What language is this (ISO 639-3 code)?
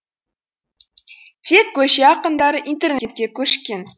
kaz